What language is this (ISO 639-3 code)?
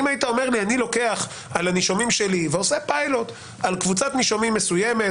heb